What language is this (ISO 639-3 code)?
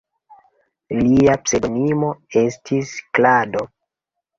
epo